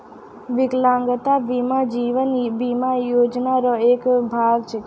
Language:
Maithili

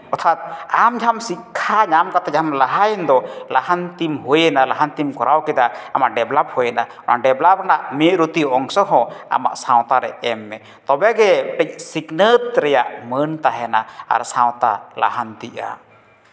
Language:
Santali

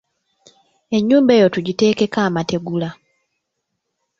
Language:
Ganda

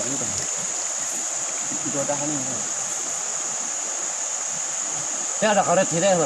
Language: Indonesian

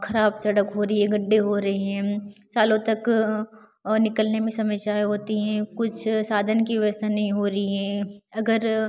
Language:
Hindi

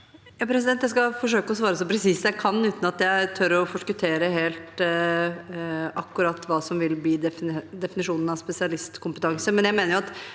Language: Norwegian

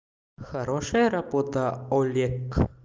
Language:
Russian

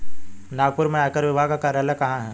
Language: Hindi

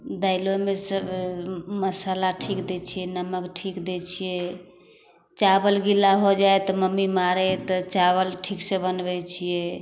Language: Maithili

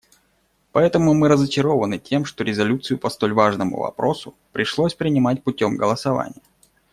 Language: Russian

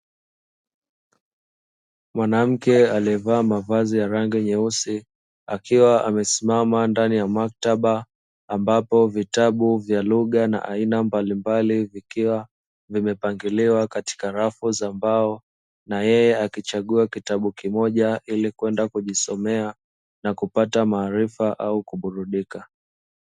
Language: Swahili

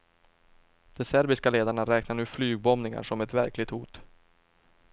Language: Swedish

